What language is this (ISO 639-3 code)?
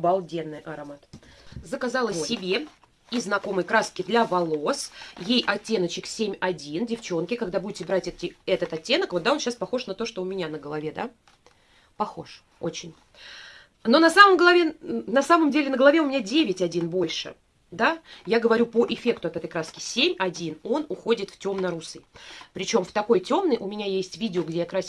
rus